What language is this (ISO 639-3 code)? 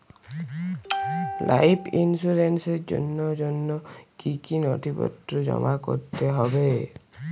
ben